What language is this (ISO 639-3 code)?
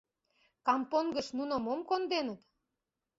chm